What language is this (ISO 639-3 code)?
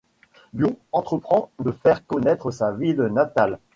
fra